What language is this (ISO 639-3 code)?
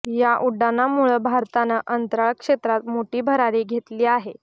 mar